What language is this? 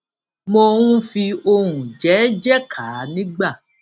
Yoruba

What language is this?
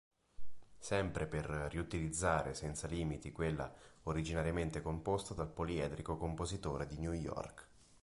Italian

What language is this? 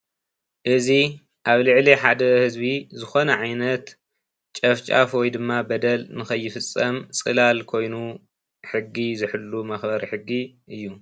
Tigrinya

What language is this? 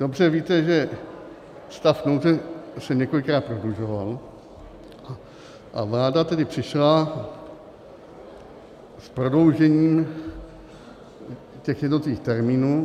Czech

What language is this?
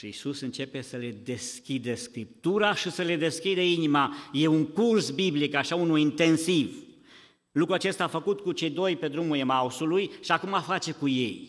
Romanian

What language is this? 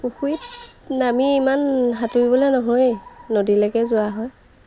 Assamese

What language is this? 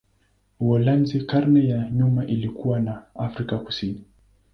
Swahili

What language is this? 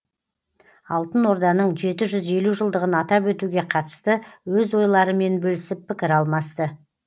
Kazakh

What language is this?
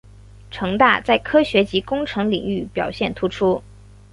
Chinese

